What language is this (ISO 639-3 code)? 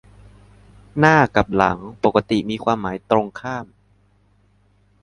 tha